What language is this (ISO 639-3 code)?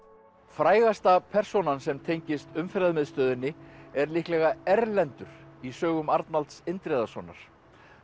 isl